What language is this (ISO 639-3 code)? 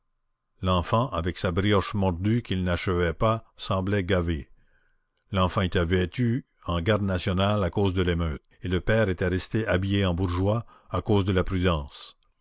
fra